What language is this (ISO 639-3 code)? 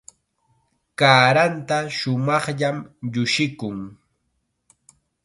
qxa